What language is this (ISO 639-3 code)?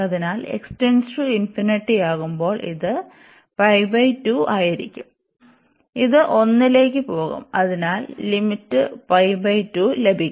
mal